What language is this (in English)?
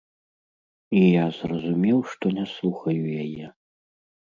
Belarusian